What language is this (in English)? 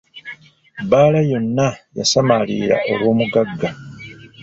Ganda